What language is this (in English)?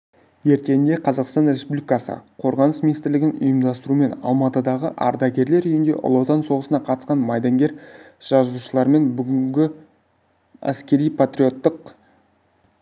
Kazakh